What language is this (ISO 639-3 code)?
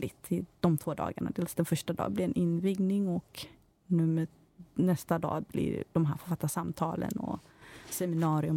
swe